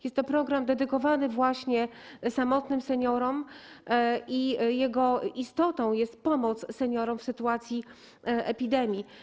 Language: Polish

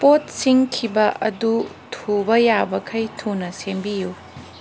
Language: Manipuri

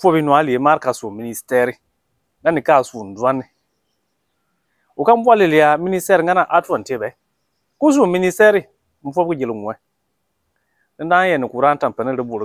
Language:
French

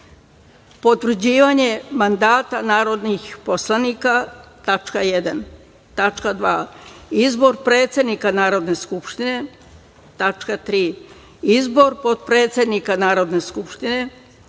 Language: Serbian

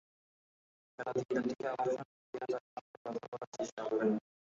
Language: Bangla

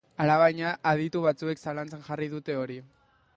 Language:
Basque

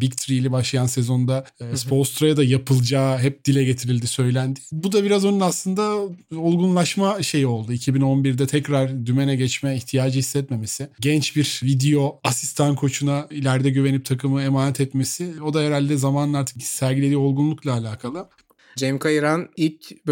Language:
Turkish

